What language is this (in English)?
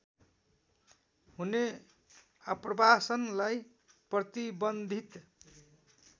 Nepali